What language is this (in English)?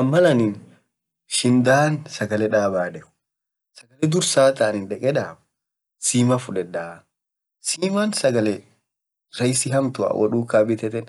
Orma